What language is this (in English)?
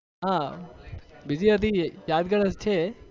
Gujarati